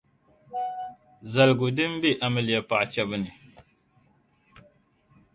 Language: Dagbani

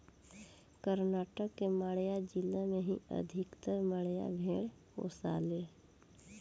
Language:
Bhojpuri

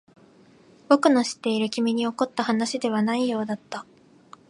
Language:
Japanese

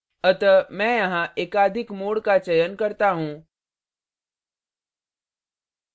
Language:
Hindi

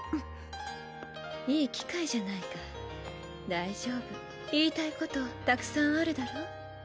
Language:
Japanese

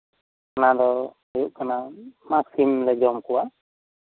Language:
Santali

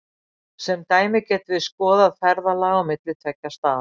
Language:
Icelandic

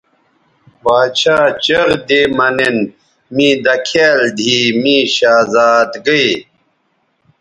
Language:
Bateri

